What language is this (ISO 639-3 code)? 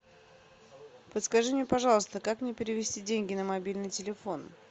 rus